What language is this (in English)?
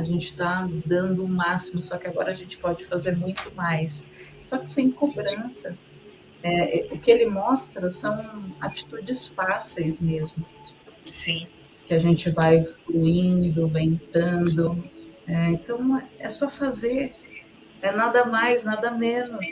Portuguese